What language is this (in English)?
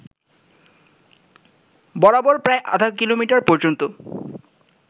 Bangla